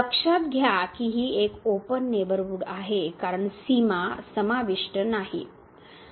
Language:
Marathi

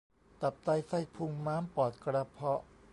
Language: Thai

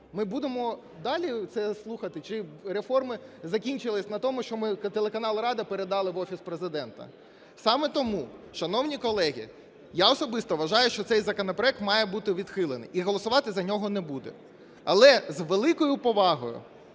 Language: Ukrainian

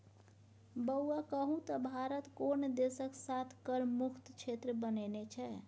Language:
Maithili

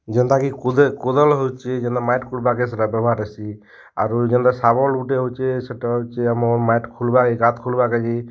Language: Odia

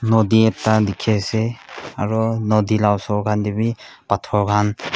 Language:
Naga Pidgin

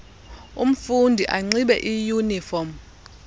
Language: Xhosa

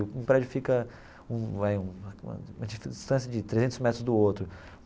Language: Portuguese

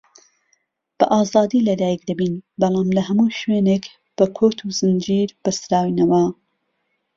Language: Central Kurdish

